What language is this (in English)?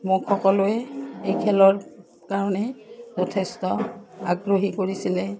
Assamese